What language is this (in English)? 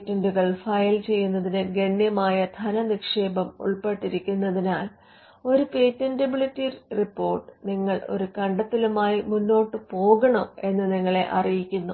Malayalam